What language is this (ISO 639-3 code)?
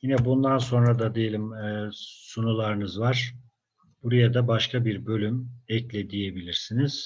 tur